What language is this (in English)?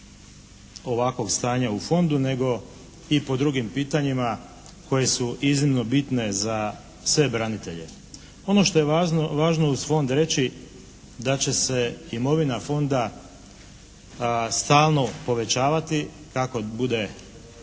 Croatian